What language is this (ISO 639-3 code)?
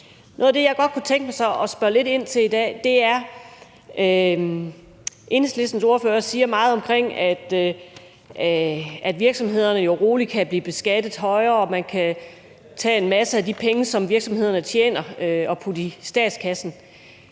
dan